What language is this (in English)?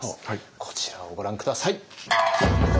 Japanese